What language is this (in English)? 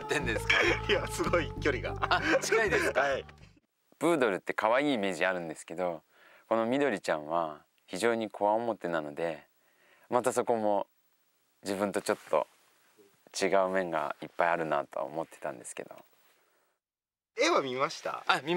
Japanese